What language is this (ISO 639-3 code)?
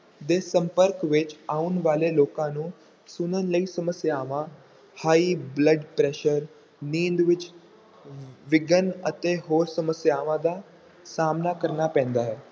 pan